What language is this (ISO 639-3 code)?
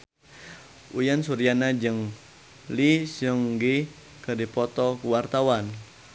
sun